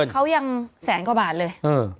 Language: Thai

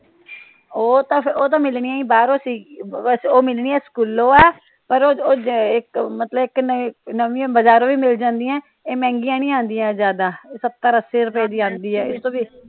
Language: Punjabi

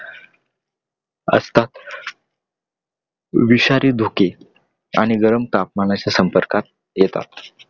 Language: Marathi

